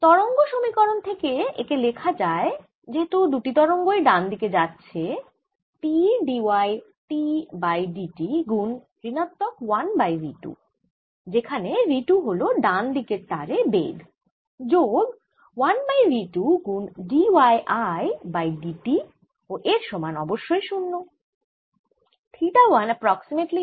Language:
Bangla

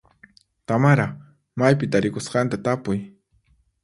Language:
Puno Quechua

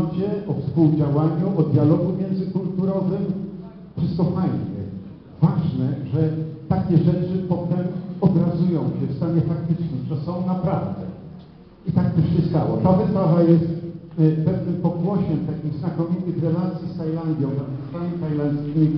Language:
Polish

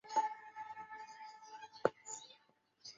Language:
Chinese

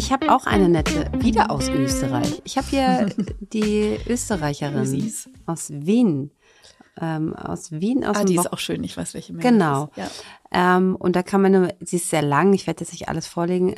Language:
German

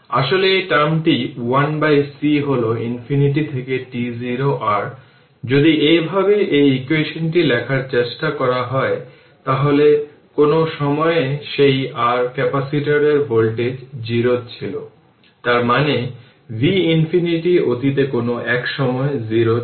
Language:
Bangla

